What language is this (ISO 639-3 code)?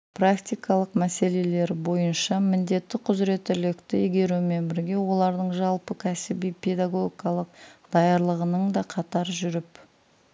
kaz